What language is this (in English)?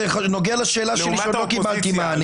Hebrew